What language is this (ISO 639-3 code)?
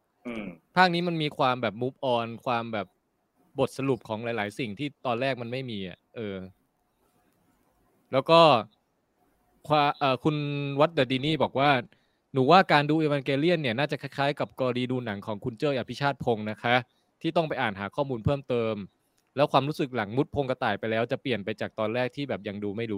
tha